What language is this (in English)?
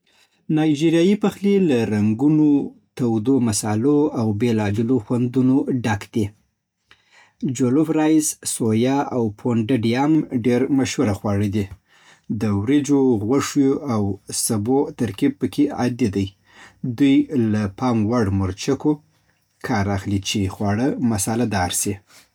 Southern Pashto